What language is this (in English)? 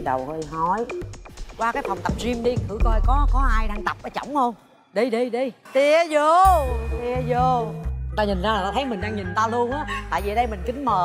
Vietnamese